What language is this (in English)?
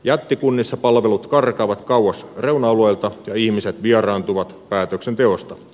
Finnish